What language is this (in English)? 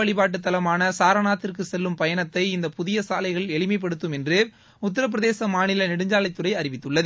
Tamil